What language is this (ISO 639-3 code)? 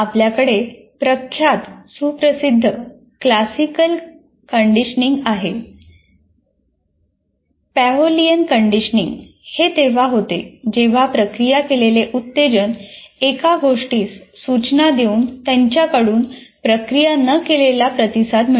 mar